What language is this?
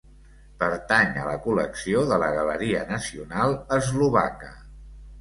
Catalan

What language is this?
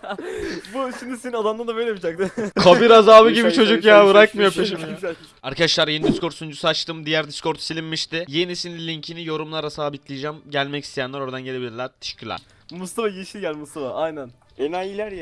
Turkish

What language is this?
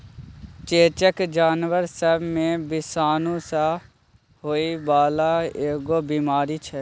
Maithili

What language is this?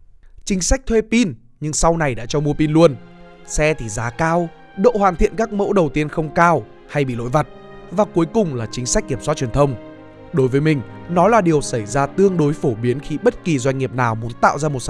Vietnamese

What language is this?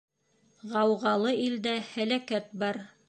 Bashkir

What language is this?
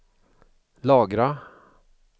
Swedish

